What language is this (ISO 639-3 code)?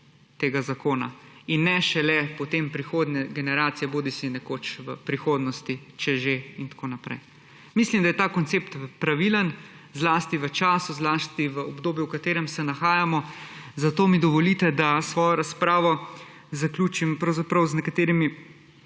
slv